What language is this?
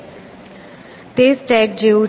Gujarati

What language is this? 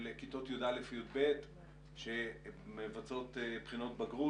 Hebrew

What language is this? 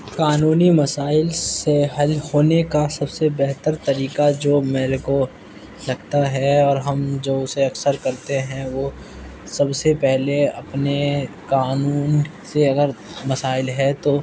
Urdu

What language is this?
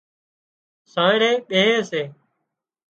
Wadiyara Koli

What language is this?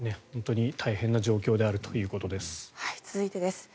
Japanese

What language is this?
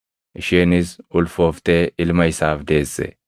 Oromo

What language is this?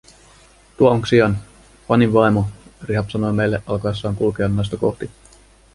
Finnish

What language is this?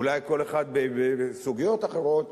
Hebrew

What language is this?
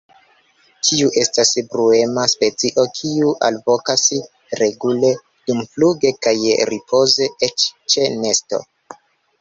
Esperanto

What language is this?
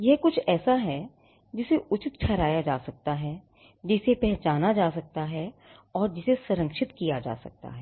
Hindi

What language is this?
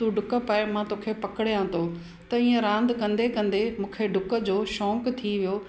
Sindhi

